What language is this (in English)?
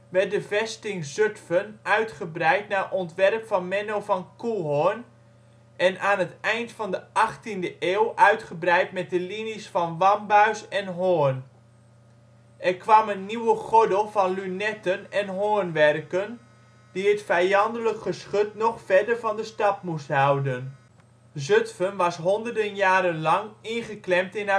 Dutch